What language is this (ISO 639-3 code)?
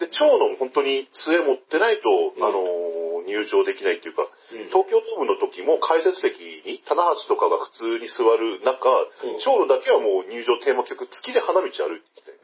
jpn